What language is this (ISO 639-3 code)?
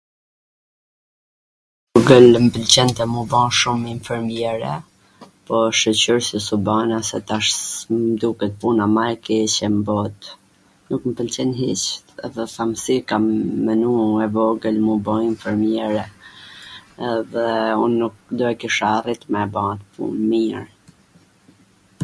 aln